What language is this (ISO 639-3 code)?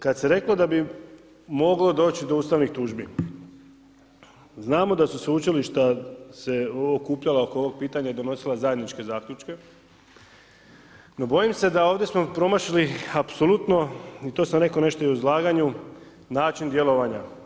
hrv